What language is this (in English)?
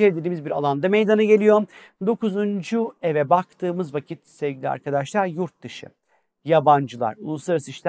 Turkish